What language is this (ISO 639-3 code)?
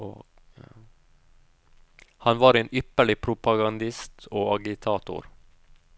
nor